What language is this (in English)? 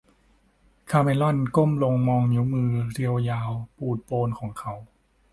Thai